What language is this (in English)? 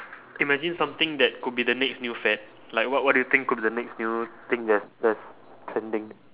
English